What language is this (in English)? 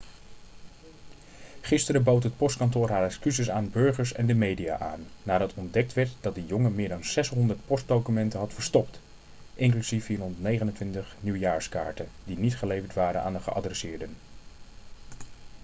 Dutch